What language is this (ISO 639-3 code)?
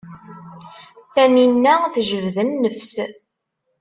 kab